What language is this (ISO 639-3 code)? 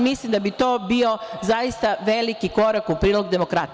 srp